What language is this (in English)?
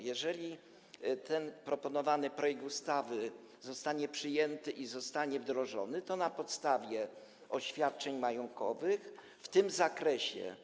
Polish